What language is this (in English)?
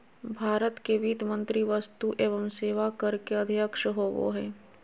Magahi